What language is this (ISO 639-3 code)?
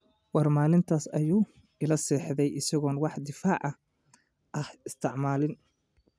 som